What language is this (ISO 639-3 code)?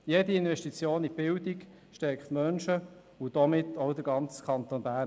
gsw